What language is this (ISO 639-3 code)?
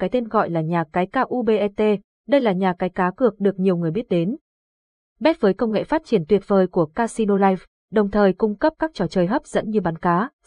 vie